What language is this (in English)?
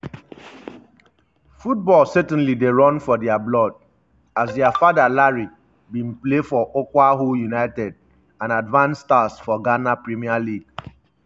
Nigerian Pidgin